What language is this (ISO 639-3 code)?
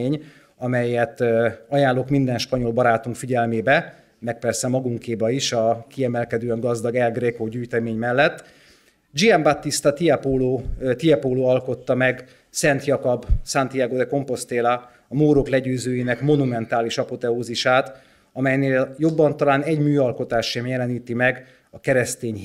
hun